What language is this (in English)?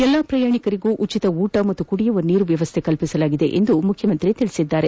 Kannada